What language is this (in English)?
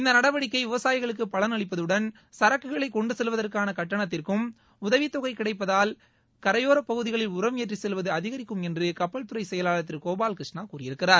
Tamil